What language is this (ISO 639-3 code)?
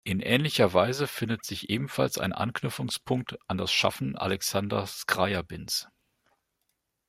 deu